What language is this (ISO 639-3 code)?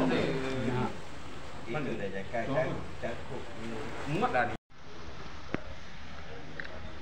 msa